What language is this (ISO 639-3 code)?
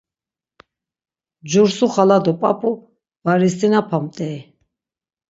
lzz